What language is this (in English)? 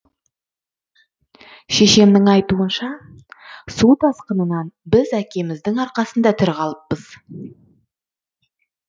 Kazakh